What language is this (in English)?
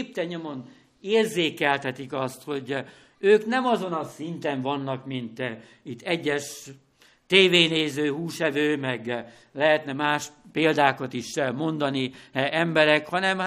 Hungarian